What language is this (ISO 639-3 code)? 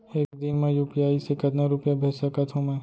hne